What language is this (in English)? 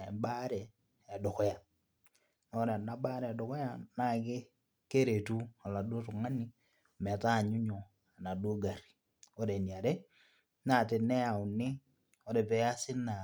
Masai